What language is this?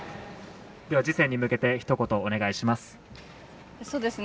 Japanese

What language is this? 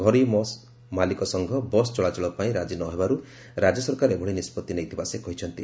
Odia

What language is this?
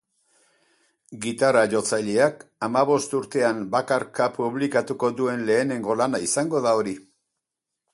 Basque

